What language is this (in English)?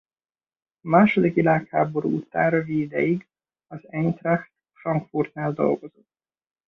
Hungarian